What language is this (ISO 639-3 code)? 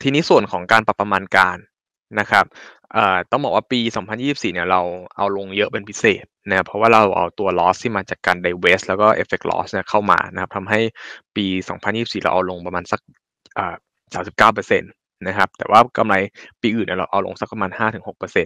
tha